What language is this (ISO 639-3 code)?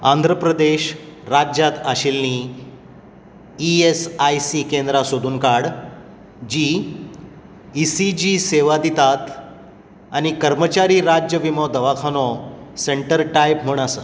kok